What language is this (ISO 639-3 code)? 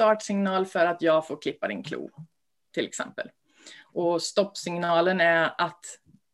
swe